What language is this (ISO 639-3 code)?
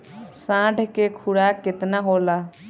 bho